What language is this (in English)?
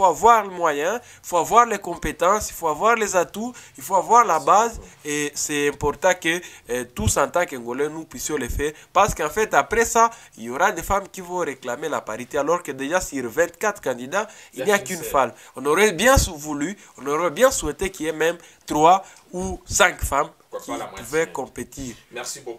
French